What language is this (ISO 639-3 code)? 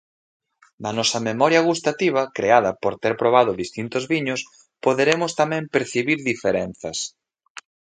glg